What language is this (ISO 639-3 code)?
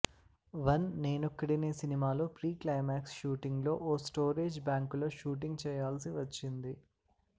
tel